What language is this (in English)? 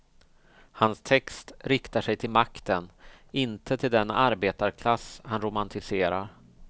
Swedish